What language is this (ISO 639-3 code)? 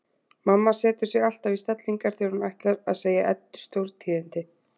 isl